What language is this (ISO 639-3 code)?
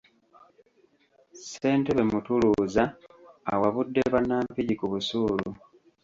lug